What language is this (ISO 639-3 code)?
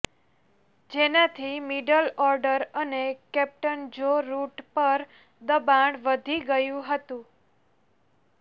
guj